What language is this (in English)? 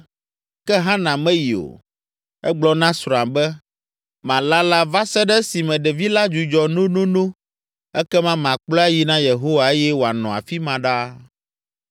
Ewe